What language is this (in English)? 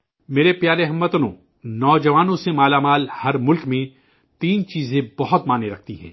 Urdu